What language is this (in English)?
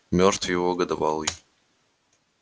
Russian